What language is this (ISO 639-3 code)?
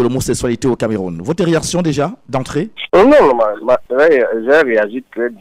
fra